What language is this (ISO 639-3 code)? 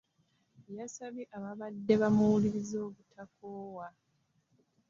lug